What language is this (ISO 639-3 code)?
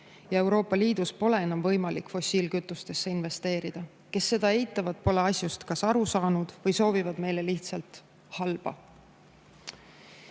est